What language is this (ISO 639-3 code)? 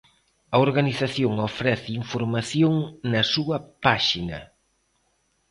glg